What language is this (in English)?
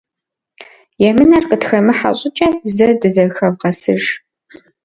Kabardian